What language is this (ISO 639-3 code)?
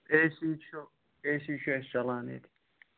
kas